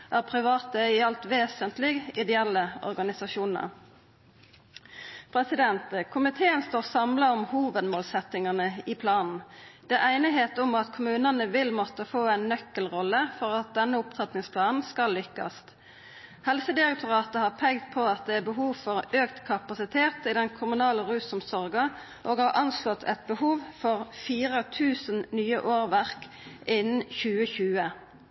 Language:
Norwegian Nynorsk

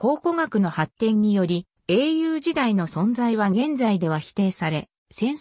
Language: Japanese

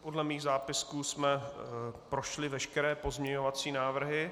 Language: Czech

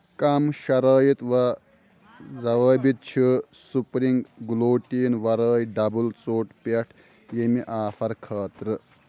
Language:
Kashmiri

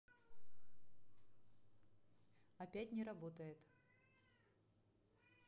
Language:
Russian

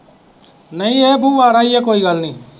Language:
Punjabi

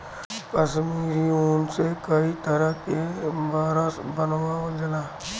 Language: Bhojpuri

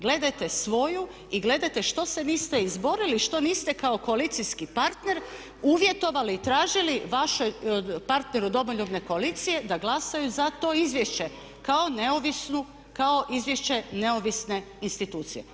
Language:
Croatian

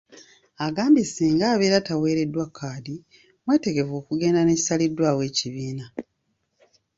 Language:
Ganda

